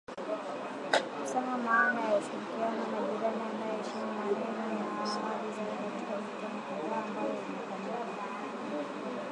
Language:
Swahili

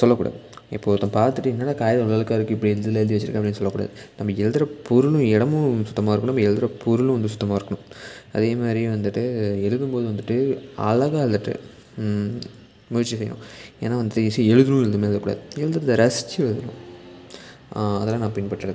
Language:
Tamil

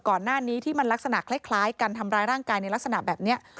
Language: Thai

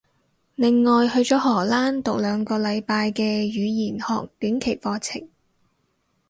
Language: Cantonese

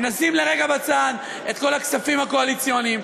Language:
Hebrew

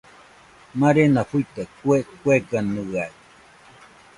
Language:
Nüpode Huitoto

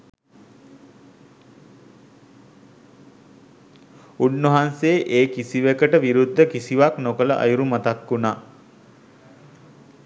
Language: Sinhala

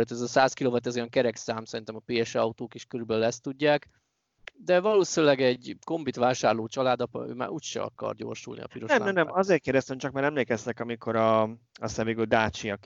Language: Hungarian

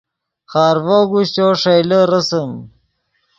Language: Yidgha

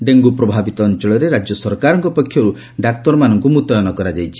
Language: Odia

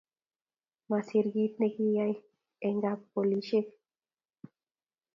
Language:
Kalenjin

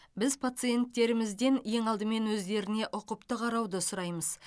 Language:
Kazakh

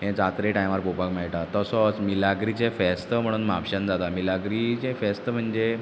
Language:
Konkani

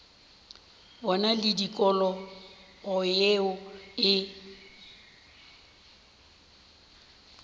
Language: Northern Sotho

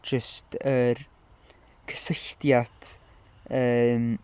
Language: Welsh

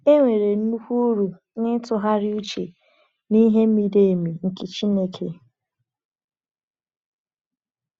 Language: Igbo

